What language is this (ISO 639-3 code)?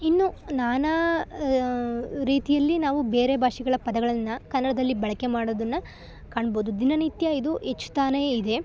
kan